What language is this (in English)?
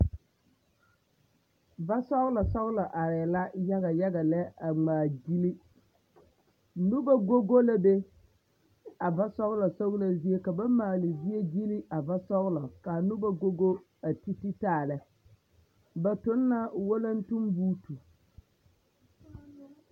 Southern Dagaare